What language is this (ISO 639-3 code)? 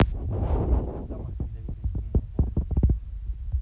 rus